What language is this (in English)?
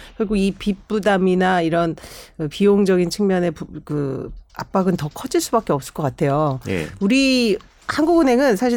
Korean